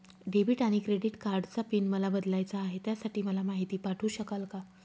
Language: Marathi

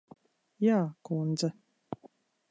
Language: Latvian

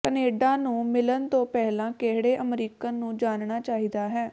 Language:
Punjabi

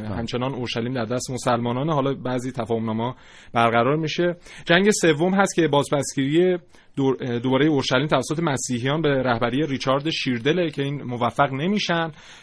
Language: Persian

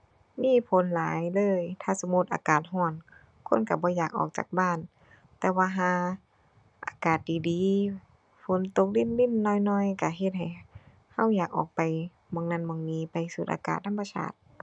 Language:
Thai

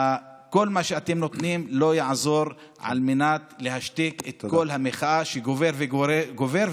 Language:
Hebrew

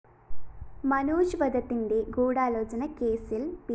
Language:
Malayalam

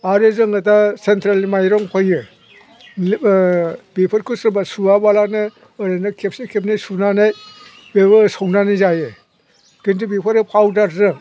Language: Bodo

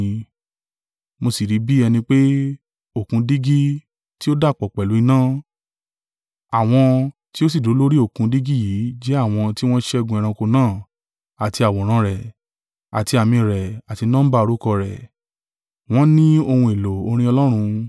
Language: Yoruba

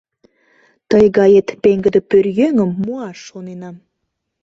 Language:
Mari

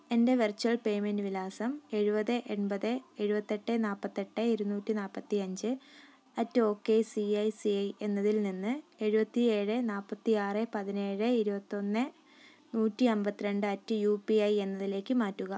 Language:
Malayalam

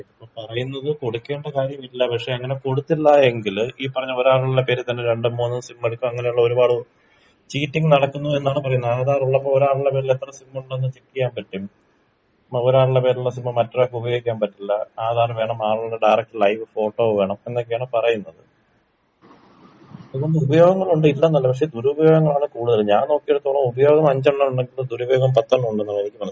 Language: Malayalam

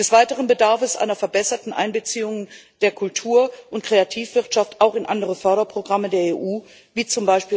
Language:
German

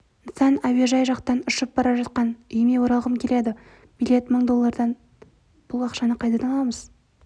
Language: Kazakh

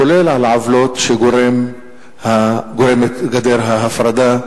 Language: Hebrew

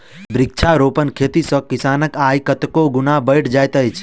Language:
Maithili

